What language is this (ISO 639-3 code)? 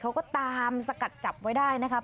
tha